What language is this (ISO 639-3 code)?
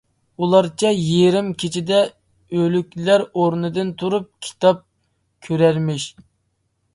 uig